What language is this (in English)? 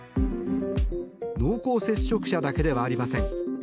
Japanese